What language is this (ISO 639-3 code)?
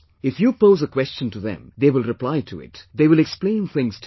eng